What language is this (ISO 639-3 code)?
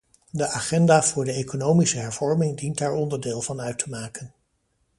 nld